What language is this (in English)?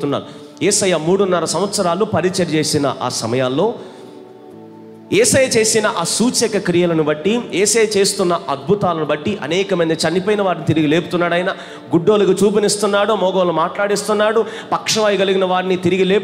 Hindi